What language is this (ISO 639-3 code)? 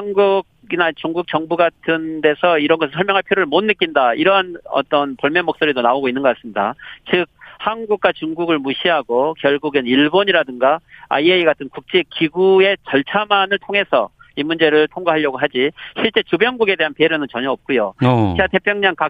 kor